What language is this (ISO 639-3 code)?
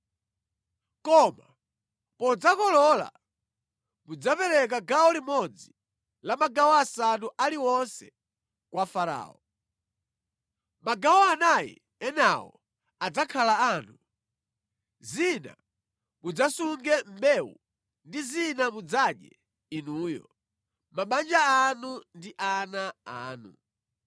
nya